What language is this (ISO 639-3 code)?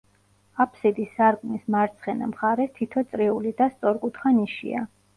kat